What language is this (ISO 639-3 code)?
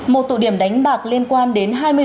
vie